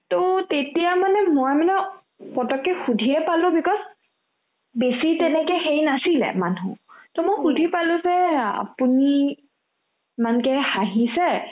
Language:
Assamese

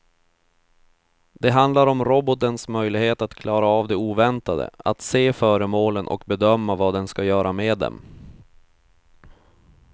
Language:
Swedish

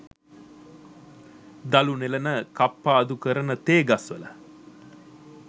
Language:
Sinhala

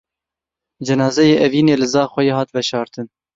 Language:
Kurdish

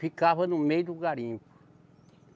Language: Portuguese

